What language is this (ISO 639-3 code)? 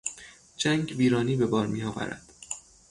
fas